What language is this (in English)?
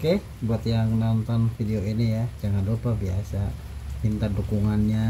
Indonesian